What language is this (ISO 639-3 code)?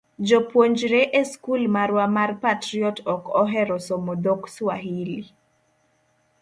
luo